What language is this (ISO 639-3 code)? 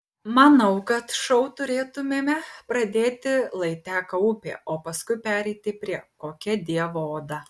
lit